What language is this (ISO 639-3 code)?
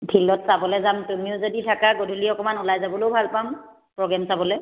asm